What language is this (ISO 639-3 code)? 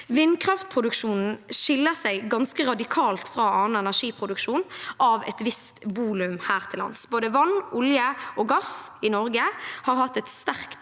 nor